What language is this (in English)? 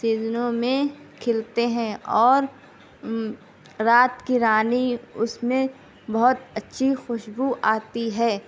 Urdu